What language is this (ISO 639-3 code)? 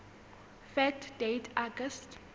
sot